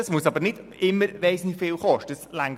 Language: Swiss German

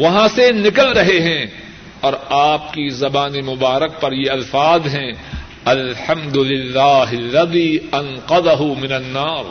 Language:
Urdu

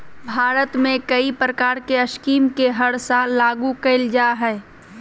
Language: Magahi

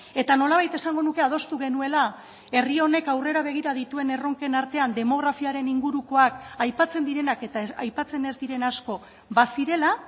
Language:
Basque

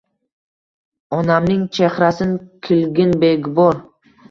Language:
Uzbek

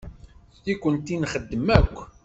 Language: Kabyle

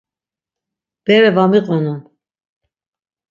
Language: Laz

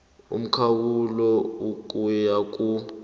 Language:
South Ndebele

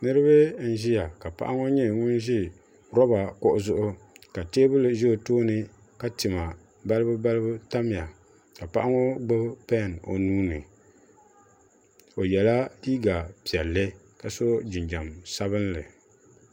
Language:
Dagbani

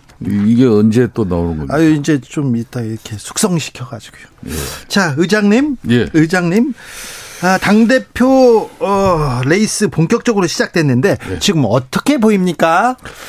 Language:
Korean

